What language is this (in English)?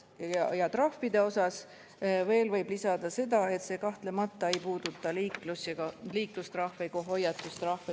Estonian